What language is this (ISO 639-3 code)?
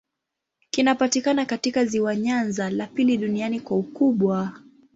swa